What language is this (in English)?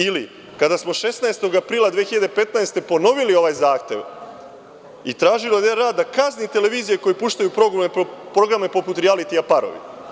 Serbian